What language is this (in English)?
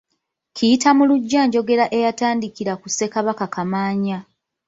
Ganda